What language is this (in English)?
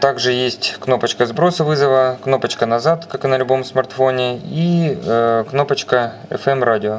Russian